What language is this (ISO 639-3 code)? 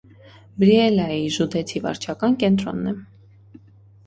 hye